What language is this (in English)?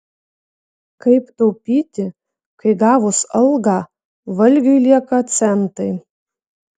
Lithuanian